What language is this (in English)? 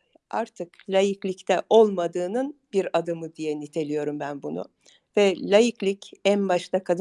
Turkish